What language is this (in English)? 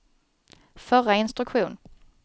Swedish